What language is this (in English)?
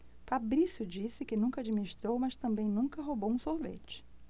Portuguese